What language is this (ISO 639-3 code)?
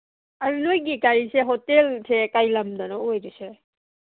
mni